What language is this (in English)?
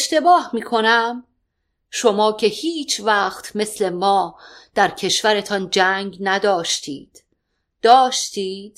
Persian